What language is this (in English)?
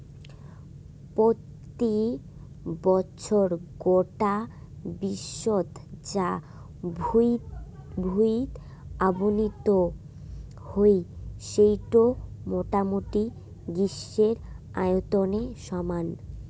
Bangla